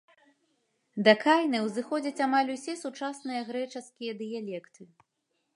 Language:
Belarusian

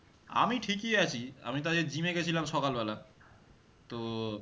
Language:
Bangla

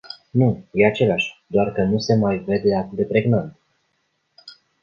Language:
Romanian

